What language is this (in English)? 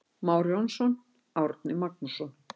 Icelandic